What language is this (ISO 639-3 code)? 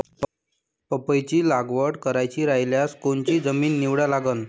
mar